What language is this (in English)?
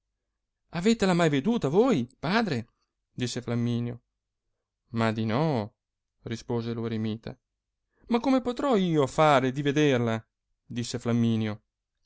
Italian